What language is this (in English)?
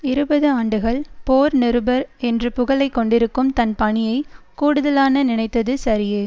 Tamil